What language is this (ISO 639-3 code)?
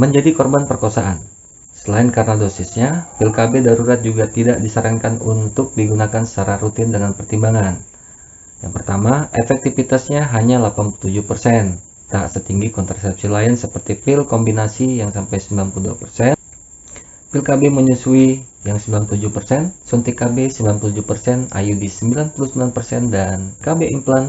ind